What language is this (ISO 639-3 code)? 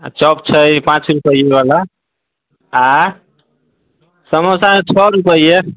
mai